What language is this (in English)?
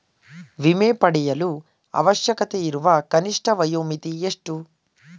Kannada